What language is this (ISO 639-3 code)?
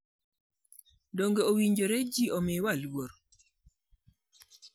luo